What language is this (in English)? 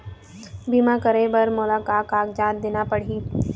Chhattisgarhi